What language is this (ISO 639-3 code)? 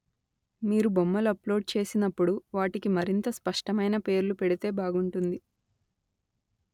tel